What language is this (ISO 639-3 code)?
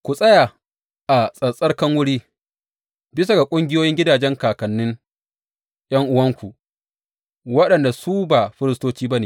hau